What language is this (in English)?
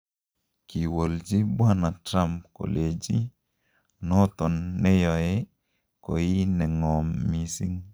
Kalenjin